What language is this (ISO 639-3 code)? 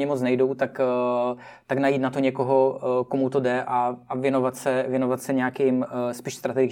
ces